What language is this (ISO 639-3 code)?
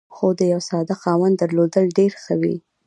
pus